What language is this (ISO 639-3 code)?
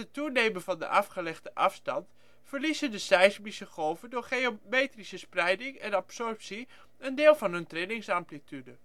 nld